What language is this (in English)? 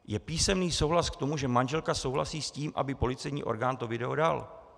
Czech